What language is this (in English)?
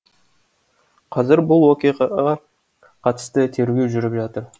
Kazakh